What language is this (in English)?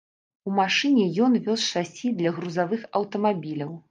Belarusian